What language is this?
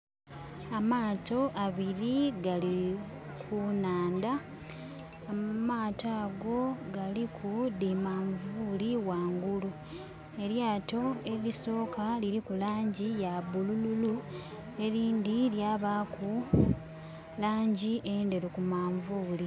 Soga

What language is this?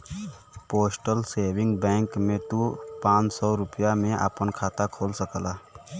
Bhojpuri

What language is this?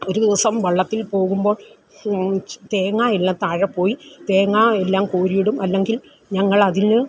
Malayalam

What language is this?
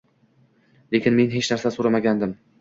Uzbek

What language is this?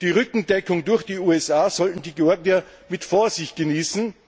German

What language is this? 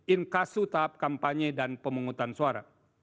Indonesian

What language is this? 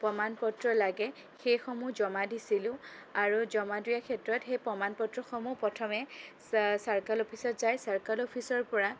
Assamese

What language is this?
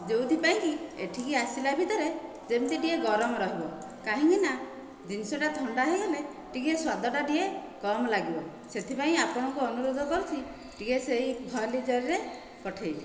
Odia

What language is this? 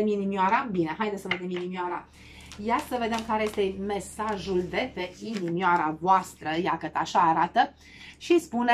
Romanian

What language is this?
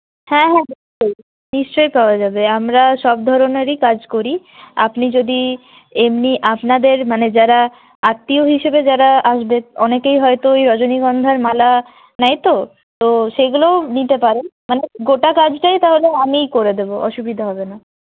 Bangla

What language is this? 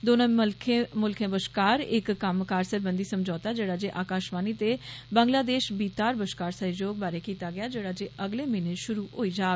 Dogri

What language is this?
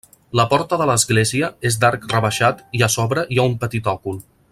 Catalan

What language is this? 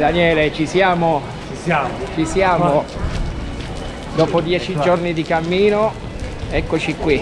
Italian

